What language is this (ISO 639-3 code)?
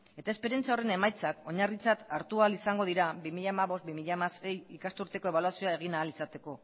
eus